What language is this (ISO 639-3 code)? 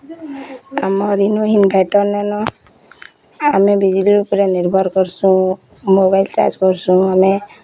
ori